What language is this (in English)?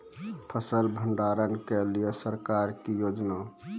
Maithili